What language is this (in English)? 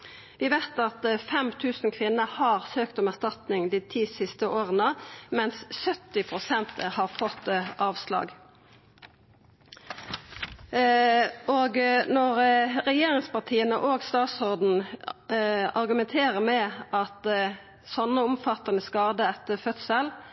Norwegian Nynorsk